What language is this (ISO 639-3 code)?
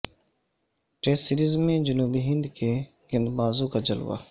urd